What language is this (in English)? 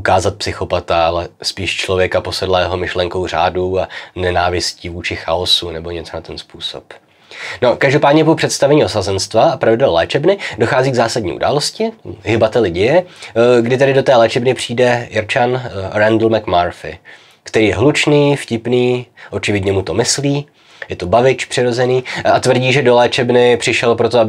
Czech